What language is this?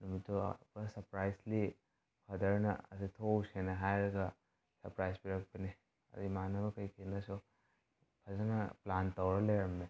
Manipuri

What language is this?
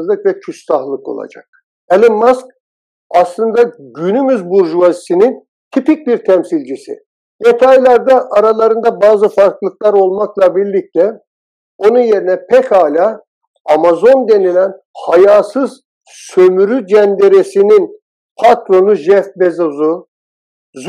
Turkish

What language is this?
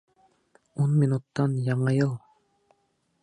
Bashkir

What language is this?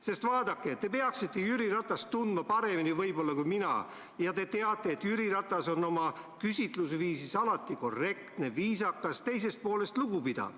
Estonian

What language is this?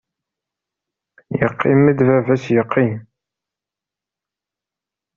Kabyle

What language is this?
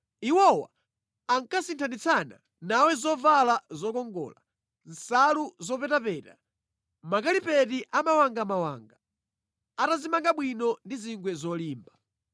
Nyanja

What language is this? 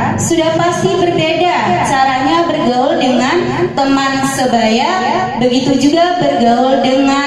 Indonesian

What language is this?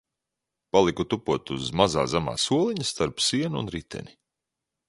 Latvian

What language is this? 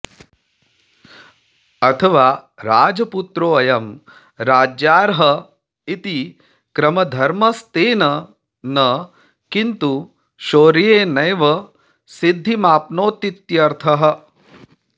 Sanskrit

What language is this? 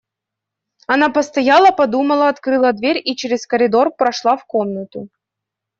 Russian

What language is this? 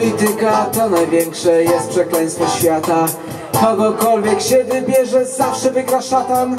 Polish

